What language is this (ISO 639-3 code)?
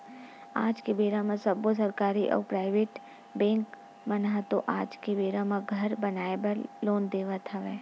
hne